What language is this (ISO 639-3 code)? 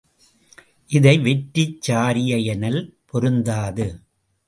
tam